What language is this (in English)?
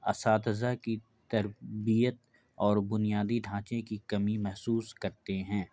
Urdu